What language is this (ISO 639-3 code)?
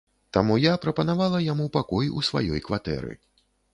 bel